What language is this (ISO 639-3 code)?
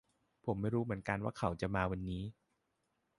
tha